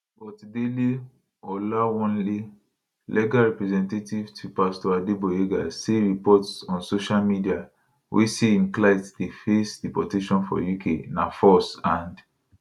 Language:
Nigerian Pidgin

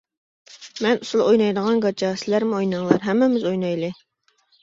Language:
Uyghur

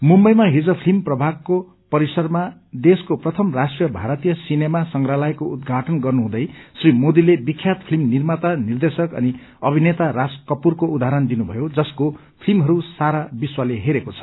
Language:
Nepali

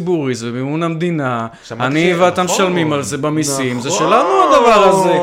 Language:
Hebrew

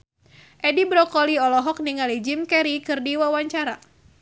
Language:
Sundanese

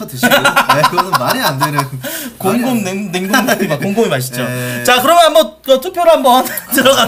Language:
Korean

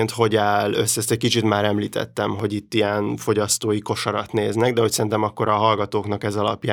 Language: Hungarian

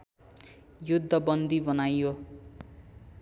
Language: Nepali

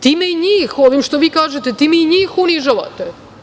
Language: Serbian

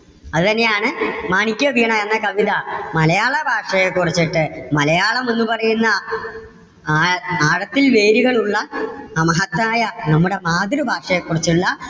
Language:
Malayalam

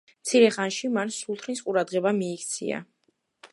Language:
Georgian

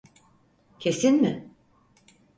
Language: Turkish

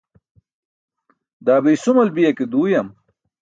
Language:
Burushaski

